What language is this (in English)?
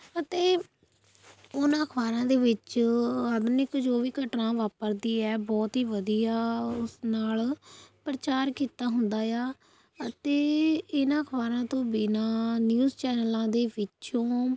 Punjabi